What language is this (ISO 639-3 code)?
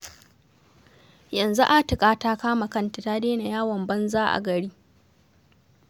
hau